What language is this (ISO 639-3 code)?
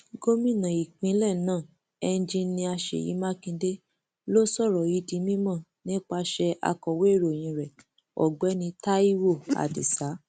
yor